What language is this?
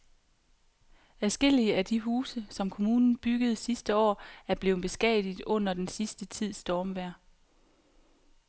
Danish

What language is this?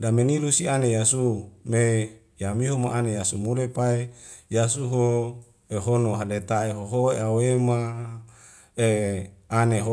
Wemale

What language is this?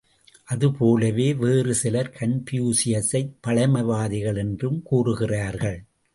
Tamil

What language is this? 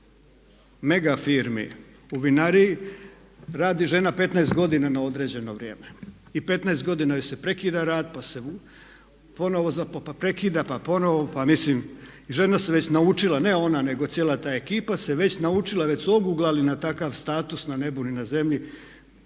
Croatian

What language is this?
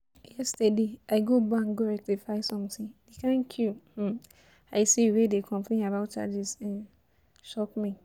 Nigerian Pidgin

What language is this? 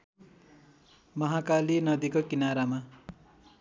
Nepali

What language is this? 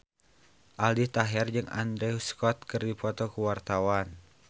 Sundanese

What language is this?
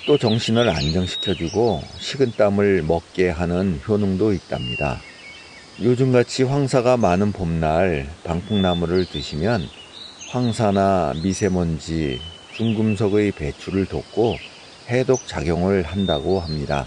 Korean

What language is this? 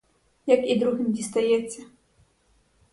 Ukrainian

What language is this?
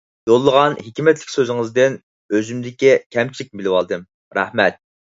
Uyghur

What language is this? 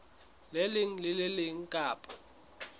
Southern Sotho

